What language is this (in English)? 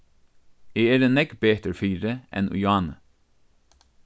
Faroese